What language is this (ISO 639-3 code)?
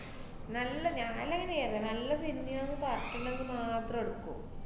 mal